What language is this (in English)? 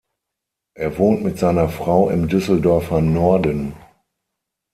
German